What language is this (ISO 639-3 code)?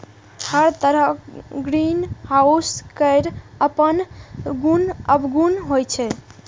mai